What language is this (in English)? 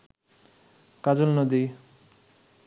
Bangla